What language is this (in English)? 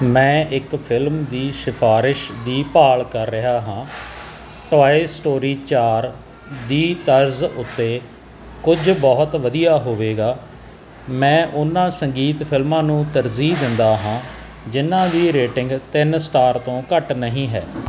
Punjabi